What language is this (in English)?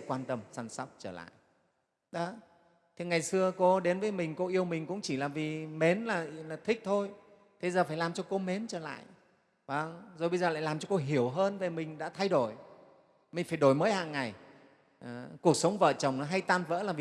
Vietnamese